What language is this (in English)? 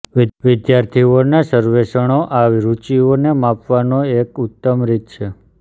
Gujarati